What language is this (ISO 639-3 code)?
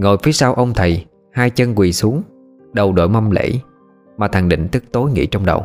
vie